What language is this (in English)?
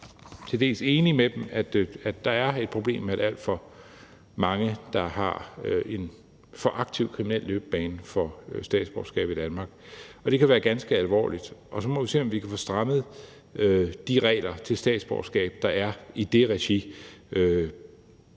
Danish